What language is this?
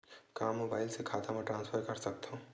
Chhattisgarhi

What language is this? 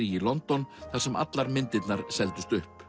Icelandic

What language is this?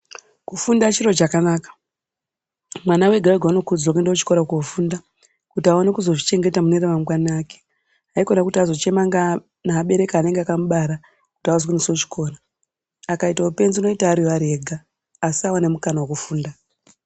Ndau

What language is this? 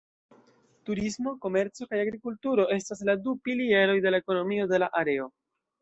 Esperanto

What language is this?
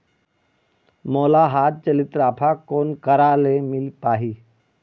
Chhattisgarhi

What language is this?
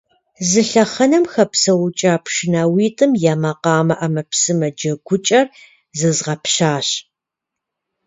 Kabardian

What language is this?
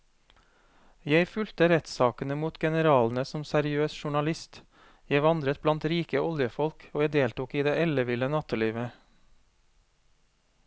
Norwegian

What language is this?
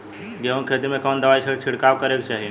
Bhojpuri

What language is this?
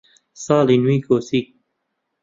Central Kurdish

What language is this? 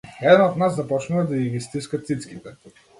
Macedonian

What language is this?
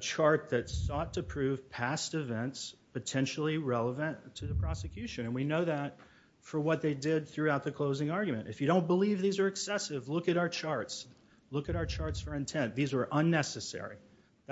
English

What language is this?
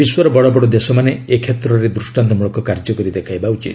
Odia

